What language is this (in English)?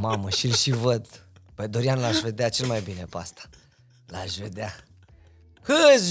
Romanian